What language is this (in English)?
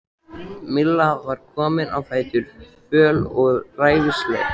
Icelandic